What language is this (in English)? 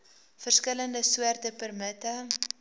Afrikaans